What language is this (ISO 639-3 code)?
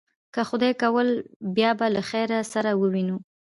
pus